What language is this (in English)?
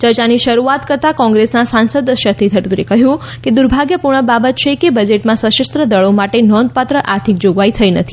Gujarati